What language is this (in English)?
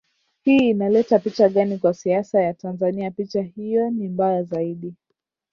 Swahili